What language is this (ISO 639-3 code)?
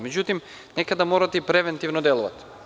srp